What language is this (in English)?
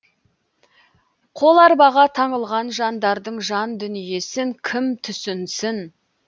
Kazakh